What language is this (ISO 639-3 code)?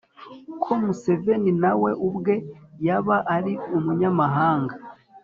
kin